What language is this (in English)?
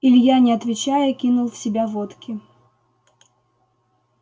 Russian